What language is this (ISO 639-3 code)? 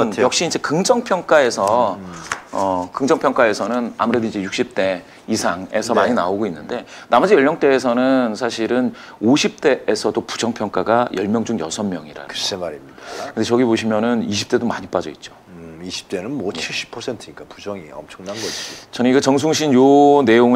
kor